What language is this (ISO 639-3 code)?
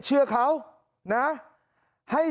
tha